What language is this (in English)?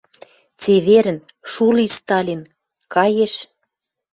Western Mari